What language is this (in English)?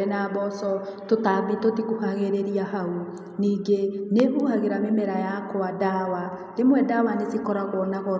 Kikuyu